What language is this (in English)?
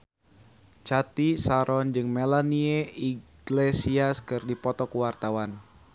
Sundanese